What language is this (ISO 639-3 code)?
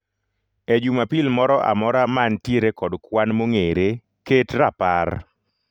luo